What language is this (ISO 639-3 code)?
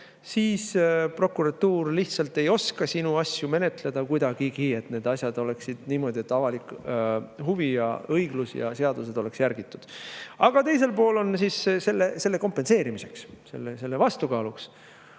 est